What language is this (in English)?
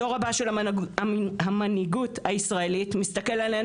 Hebrew